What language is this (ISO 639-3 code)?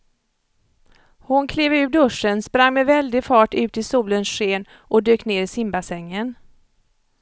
swe